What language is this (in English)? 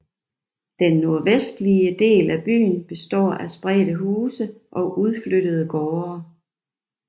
Danish